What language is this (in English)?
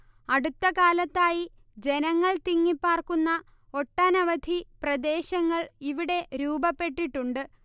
Malayalam